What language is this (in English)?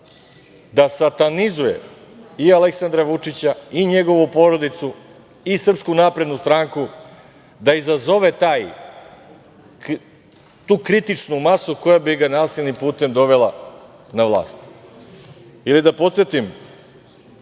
Serbian